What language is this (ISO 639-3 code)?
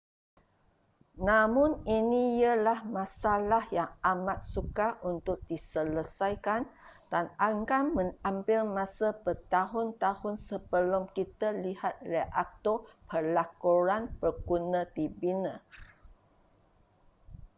msa